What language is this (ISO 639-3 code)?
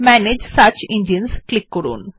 ben